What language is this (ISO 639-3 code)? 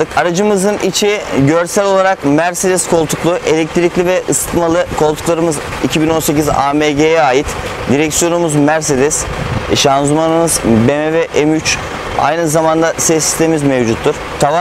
tur